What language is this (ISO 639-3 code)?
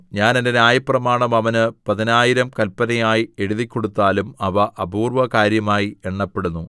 mal